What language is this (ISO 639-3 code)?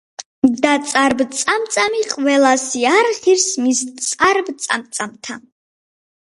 kat